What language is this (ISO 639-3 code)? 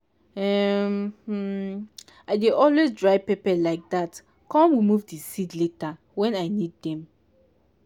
pcm